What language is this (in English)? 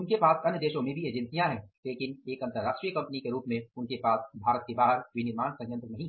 Hindi